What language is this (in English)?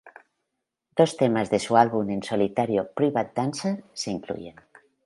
Spanish